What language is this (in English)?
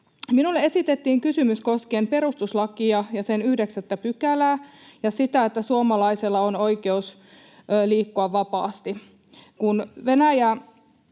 Finnish